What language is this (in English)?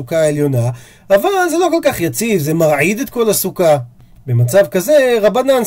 Hebrew